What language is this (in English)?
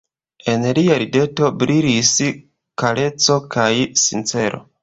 Esperanto